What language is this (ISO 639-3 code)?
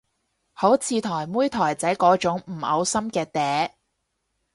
yue